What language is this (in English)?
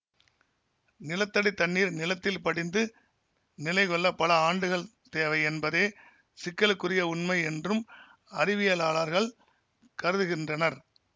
Tamil